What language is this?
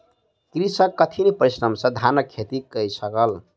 Maithili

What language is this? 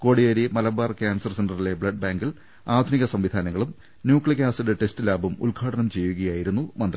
Malayalam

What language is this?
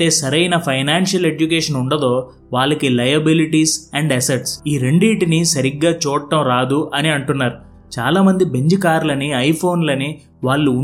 Telugu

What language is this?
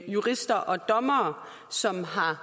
Danish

